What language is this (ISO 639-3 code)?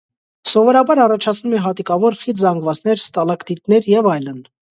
hye